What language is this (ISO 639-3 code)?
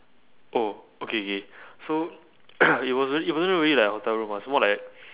eng